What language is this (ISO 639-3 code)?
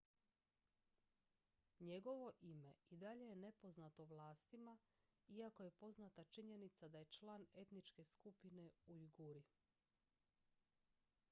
hrv